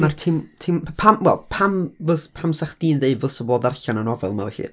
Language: Welsh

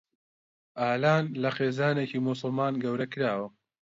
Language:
Central Kurdish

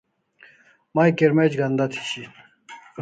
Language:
Kalasha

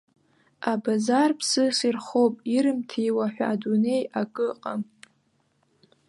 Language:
Abkhazian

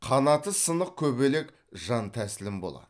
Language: Kazakh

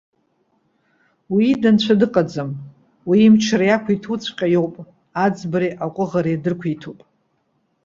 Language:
Abkhazian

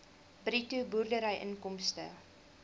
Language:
Afrikaans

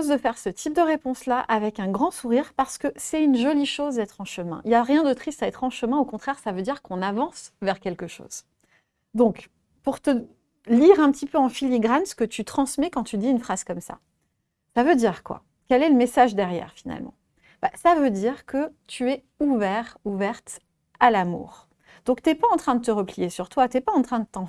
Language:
French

